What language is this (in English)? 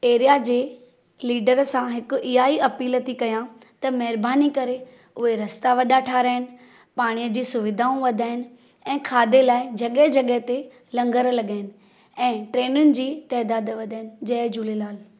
Sindhi